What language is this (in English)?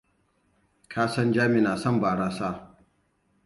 Hausa